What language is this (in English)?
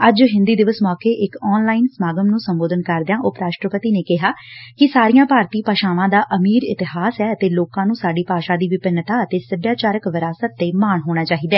Punjabi